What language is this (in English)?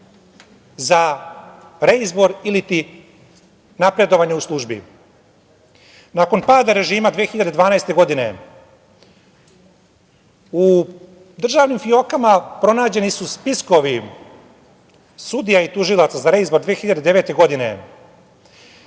Serbian